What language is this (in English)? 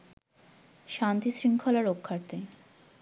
Bangla